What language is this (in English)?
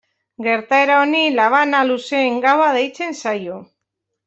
Basque